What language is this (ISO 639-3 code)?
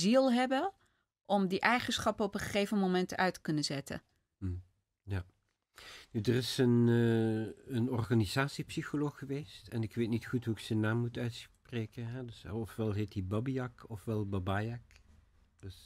nld